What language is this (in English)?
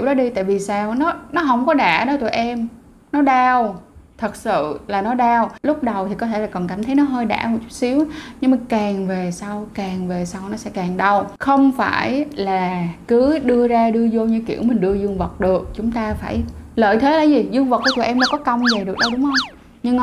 Vietnamese